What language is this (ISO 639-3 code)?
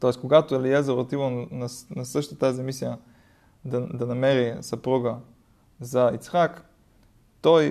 bul